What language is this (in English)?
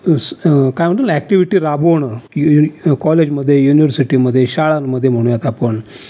Marathi